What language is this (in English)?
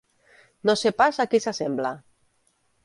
Catalan